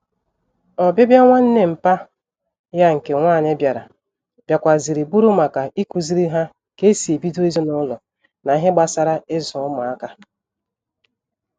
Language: Igbo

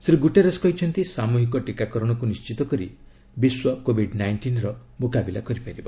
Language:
Odia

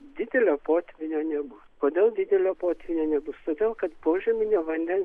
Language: Lithuanian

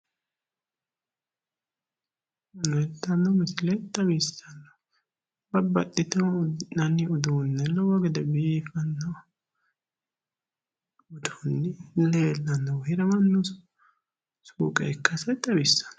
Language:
Sidamo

